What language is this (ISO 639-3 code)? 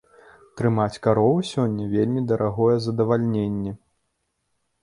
bel